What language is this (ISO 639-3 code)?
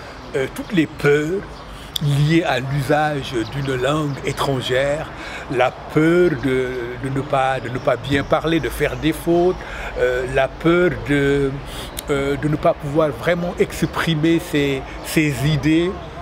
fra